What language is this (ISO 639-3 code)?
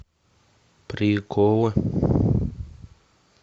rus